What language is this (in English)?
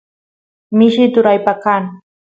Santiago del Estero Quichua